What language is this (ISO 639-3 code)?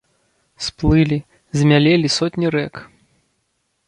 bel